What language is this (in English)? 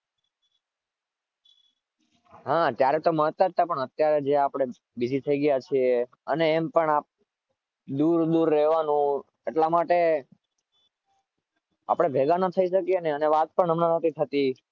Gujarati